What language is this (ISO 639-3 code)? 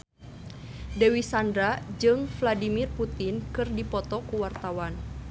sun